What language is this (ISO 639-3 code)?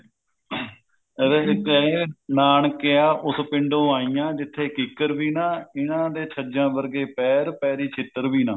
pan